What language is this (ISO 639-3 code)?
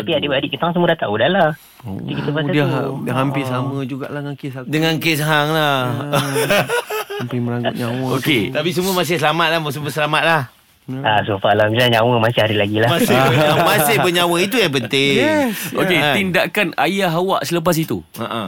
msa